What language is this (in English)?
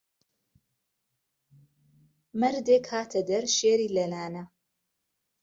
Central Kurdish